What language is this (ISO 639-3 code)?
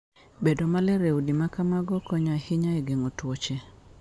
luo